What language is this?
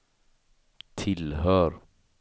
Swedish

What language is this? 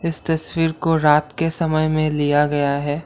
Hindi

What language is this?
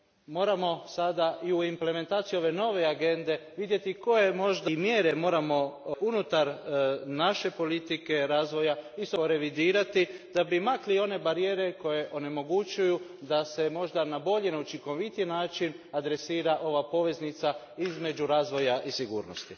Croatian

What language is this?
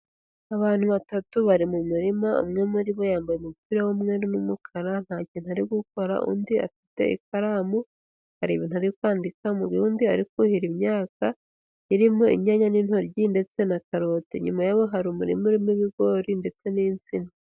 Kinyarwanda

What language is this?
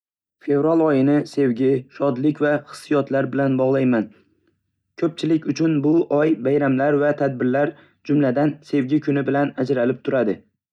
Uzbek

